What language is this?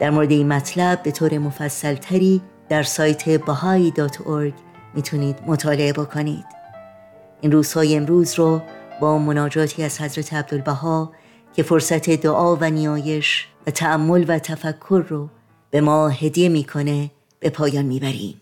Persian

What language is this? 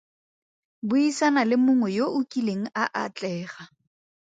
Tswana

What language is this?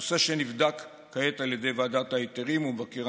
Hebrew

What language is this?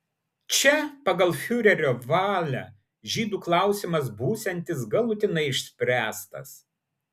Lithuanian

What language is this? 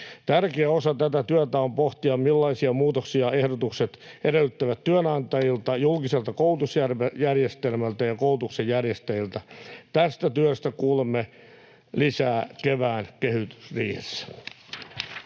Finnish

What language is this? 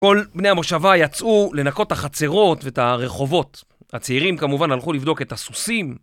Hebrew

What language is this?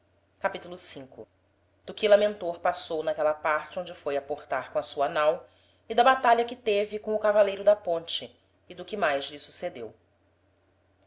Portuguese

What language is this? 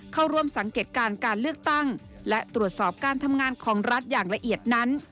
Thai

